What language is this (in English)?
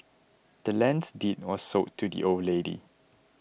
English